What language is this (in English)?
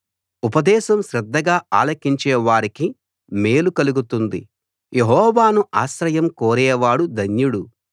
Telugu